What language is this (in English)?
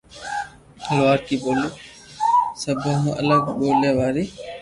Loarki